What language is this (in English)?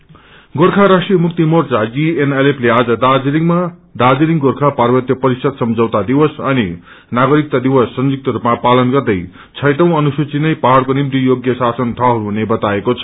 Nepali